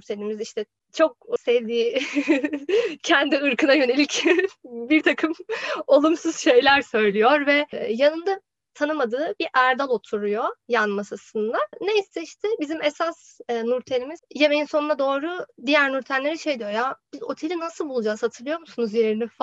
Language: Turkish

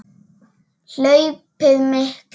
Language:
Icelandic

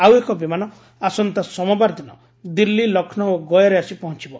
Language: Odia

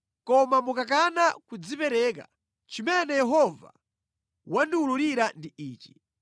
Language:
Nyanja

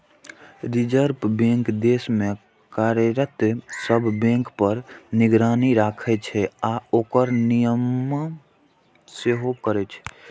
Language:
Maithili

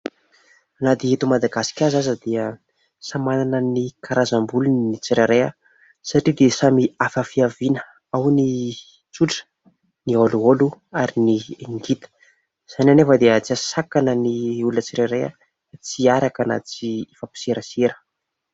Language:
Malagasy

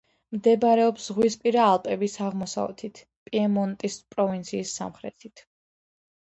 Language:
Georgian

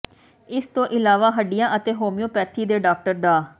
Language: Punjabi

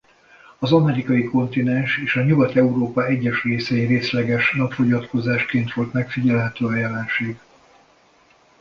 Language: Hungarian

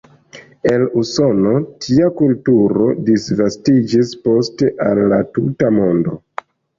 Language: Esperanto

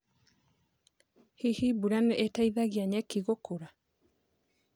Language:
Kikuyu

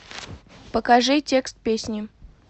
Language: Russian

